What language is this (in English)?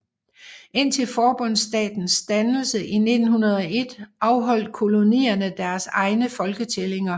Danish